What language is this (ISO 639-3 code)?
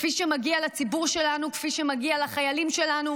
heb